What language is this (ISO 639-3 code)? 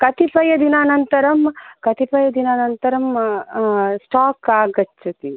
san